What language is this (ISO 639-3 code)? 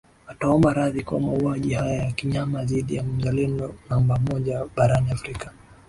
swa